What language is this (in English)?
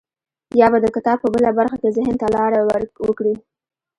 Pashto